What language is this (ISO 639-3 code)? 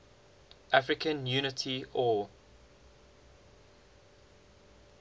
eng